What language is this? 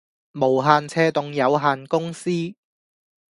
Cantonese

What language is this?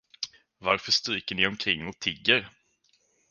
Swedish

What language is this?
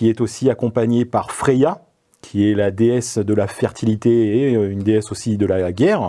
French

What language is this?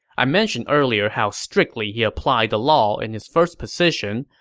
English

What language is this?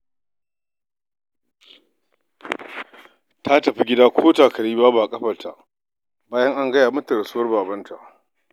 Hausa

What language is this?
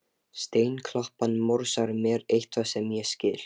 Icelandic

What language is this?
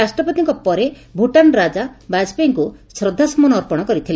Odia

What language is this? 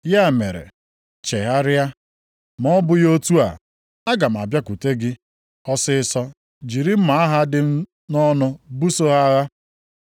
Igbo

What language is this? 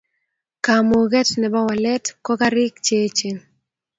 Kalenjin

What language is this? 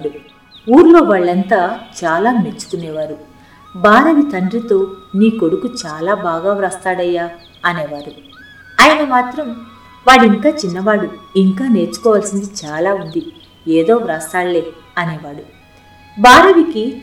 Telugu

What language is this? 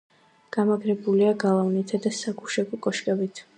Georgian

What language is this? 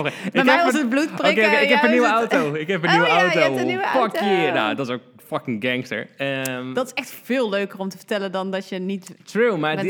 Dutch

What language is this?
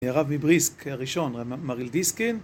Hebrew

